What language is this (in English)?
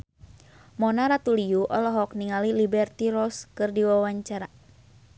Sundanese